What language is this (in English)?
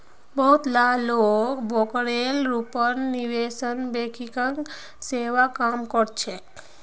Magahi